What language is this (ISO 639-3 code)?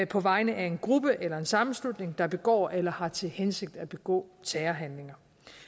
dan